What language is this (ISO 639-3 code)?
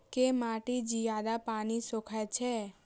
mai